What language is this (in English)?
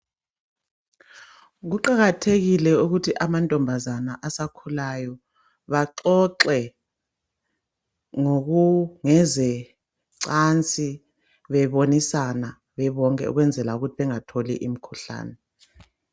North Ndebele